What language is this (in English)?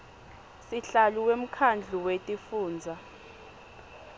Swati